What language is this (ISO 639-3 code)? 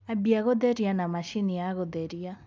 kik